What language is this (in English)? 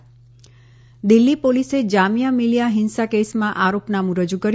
Gujarati